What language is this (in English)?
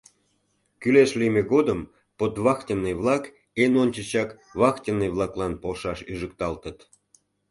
Mari